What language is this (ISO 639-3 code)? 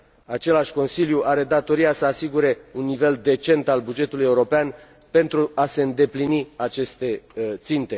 ron